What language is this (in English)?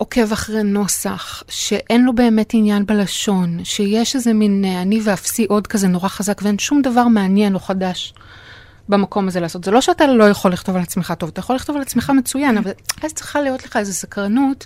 Hebrew